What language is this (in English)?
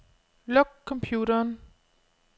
Danish